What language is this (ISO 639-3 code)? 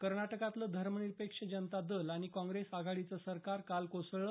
mar